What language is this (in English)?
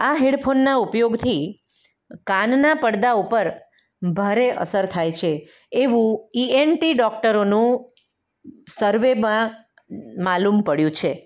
Gujarati